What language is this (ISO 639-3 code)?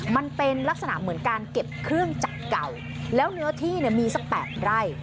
tha